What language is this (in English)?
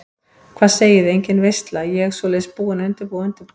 Icelandic